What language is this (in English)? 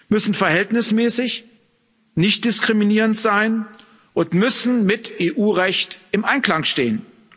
German